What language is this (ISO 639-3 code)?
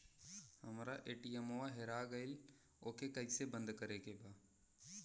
bho